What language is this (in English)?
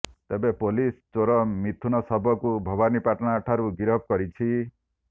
Odia